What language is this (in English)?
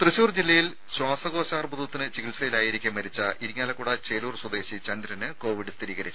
Malayalam